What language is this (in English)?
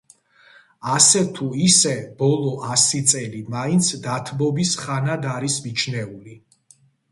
Georgian